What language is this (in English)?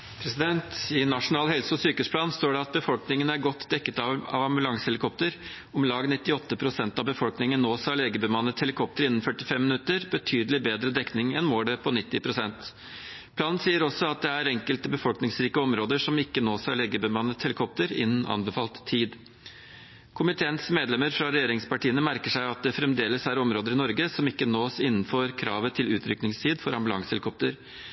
Norwegian